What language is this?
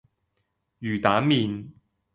Cantonese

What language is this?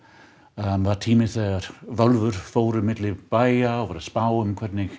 Icelandic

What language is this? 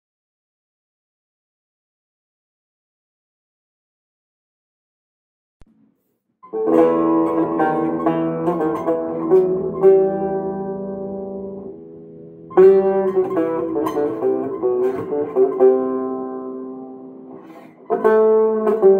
Turkish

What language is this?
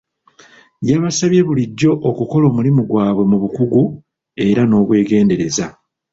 Ganda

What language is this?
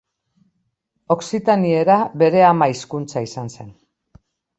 Basque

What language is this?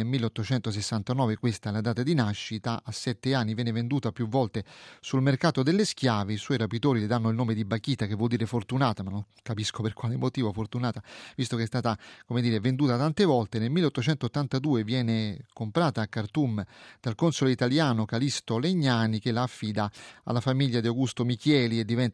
Italian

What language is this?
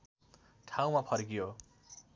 Nepali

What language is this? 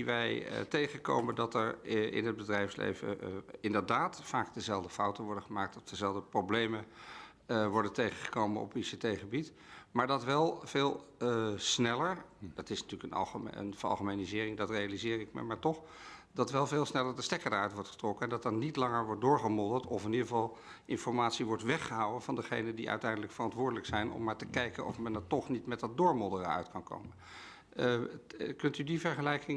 Dutch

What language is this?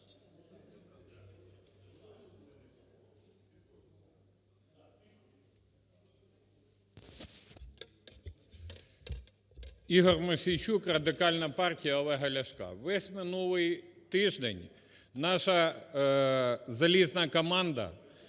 Ukrainian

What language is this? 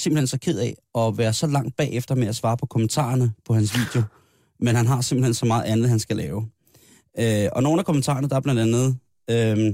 Danish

